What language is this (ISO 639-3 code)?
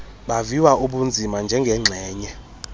xho